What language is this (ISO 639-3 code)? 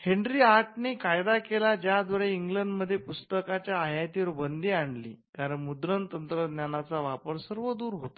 mar